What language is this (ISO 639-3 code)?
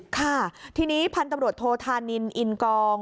tha